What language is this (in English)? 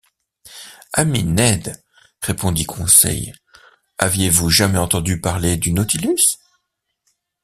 French